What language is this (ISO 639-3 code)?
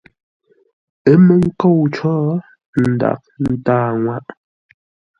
nla